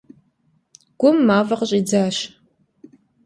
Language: Kabardian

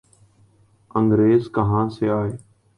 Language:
Urdu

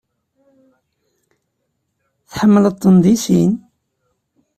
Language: Kabyle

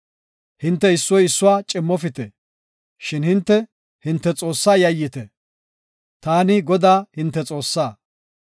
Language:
Gofa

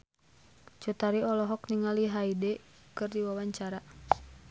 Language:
Sundanese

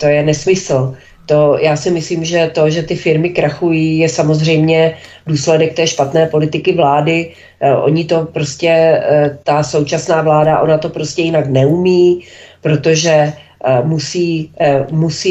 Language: Czech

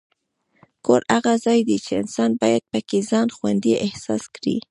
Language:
Pashto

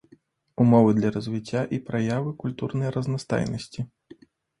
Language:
Belarusian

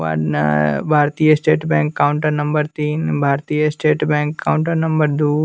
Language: Hindi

